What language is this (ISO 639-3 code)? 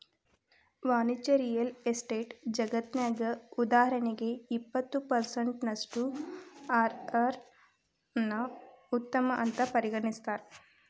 kan